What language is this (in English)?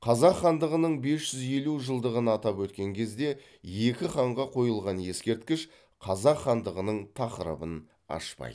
Kazakh